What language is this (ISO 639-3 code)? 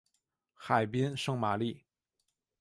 zho